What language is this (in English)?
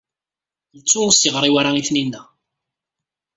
Kabyle